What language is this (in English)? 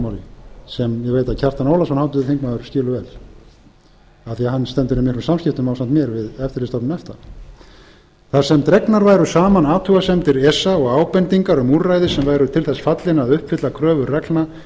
Icelandic